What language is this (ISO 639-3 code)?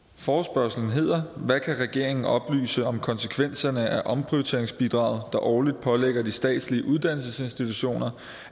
dan